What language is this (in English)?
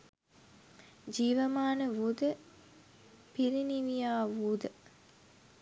Sinhala